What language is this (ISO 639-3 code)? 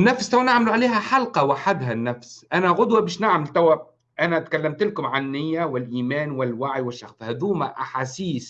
ara